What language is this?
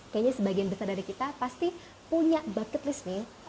Indonesian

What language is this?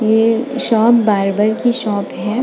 Hindi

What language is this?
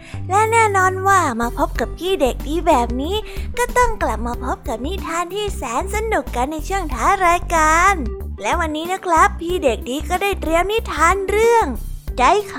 Thai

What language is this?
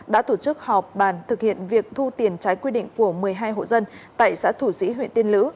Vietnamese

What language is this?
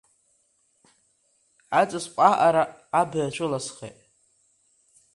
Abkhazian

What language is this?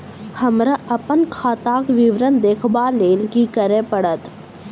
Maithili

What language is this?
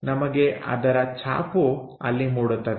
Kannada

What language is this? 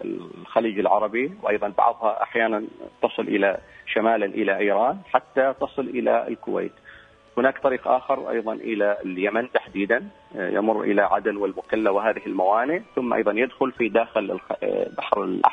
Arabic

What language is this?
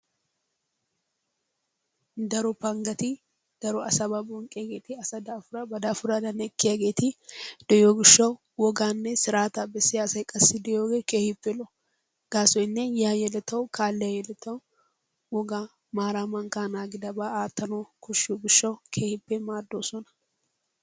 Wolaytta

